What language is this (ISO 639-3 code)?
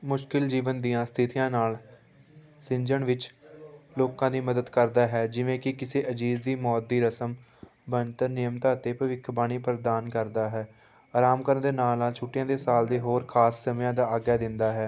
pan